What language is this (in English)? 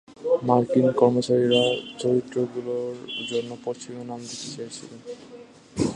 Bangla